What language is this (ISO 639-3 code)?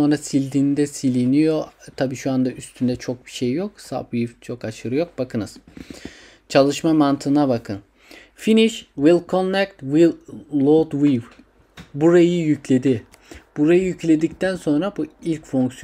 tur